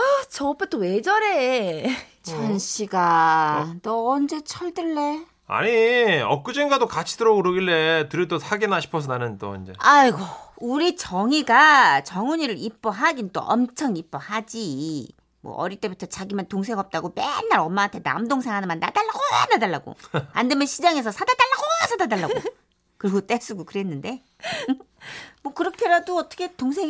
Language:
Korean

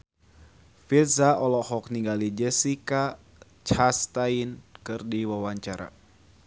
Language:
Sundanese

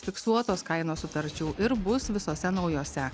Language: Lithuanian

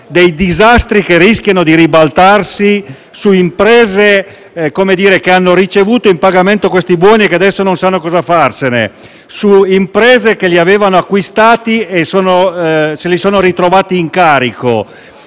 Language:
Italian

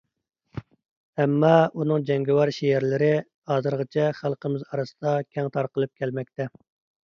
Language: Uyghur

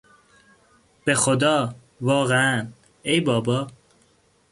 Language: Persian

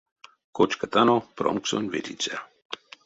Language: Erzya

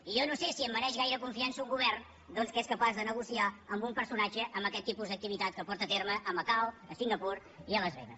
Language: Catalan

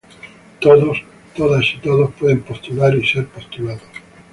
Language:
Spanish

